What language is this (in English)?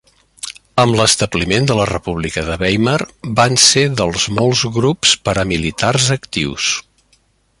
Catalan